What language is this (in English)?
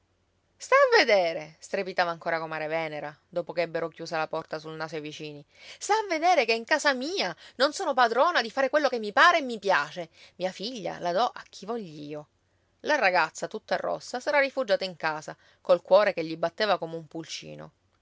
Italian